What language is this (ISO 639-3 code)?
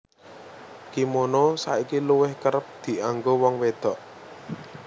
jav